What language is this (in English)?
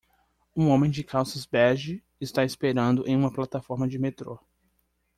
Portuguese